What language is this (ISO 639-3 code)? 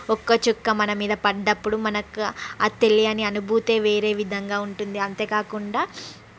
tel